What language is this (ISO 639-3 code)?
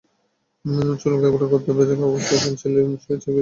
ben